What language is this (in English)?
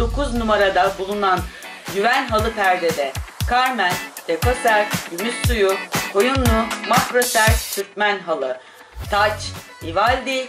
Turkish